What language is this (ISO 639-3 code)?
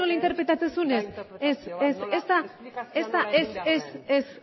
eus